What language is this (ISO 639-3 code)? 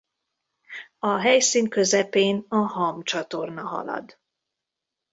hun